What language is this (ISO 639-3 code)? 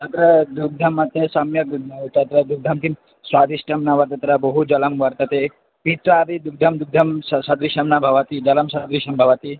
san